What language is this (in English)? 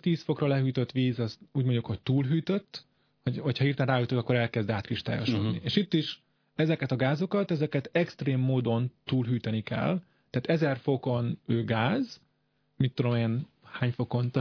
Hungarian